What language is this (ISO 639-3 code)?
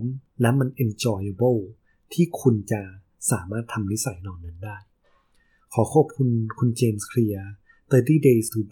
tha